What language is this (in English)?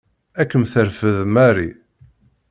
Kabyle